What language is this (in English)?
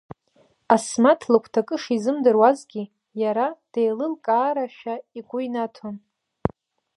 Abkhazian